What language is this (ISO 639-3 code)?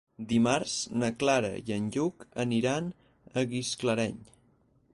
cat